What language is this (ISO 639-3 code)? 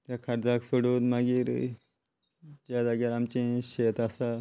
kok